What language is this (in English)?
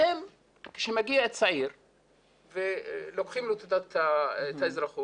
Hebrew